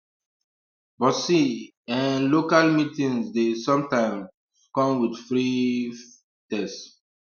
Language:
Nigerian Pidgin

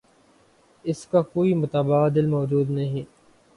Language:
Urdu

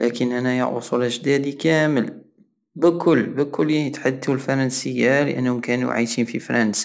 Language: Algerian Saharan Arabic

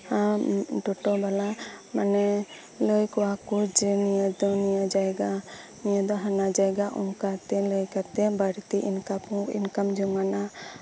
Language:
Santali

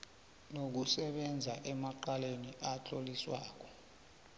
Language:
South Ndebele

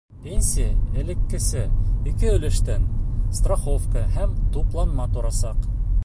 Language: Bashkir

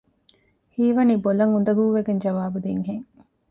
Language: Divehi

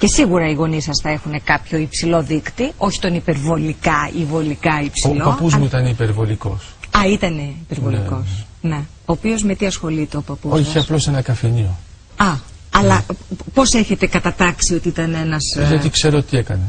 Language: Greek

